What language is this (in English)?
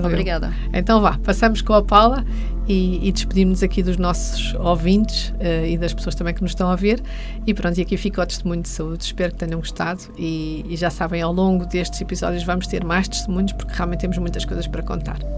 Portuguese